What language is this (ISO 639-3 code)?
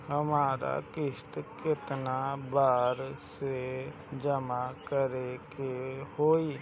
bho